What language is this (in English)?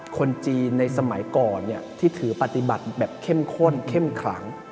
Thai